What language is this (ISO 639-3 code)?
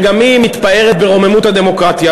heb